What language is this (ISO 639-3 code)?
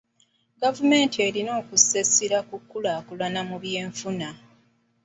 lug